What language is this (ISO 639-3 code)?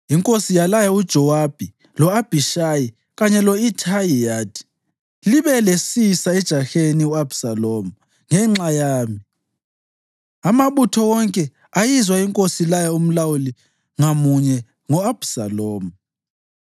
nde